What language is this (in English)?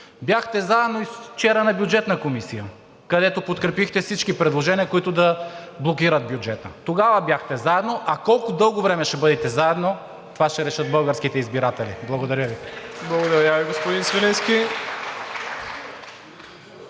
Bulgarian